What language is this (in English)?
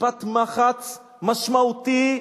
Hebrew